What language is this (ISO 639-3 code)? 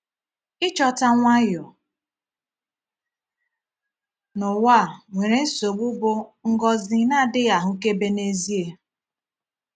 ibo